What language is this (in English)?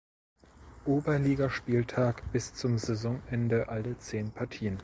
German